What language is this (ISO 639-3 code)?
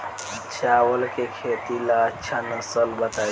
bho